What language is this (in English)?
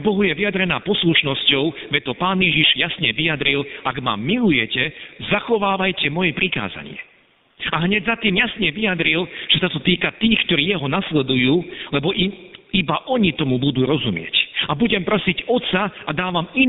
Slovak